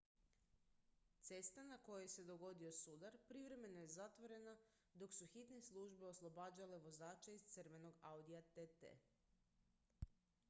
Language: Croatian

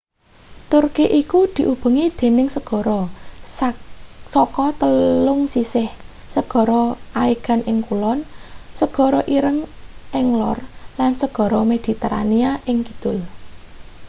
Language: Javanese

